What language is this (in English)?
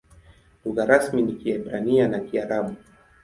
Swahili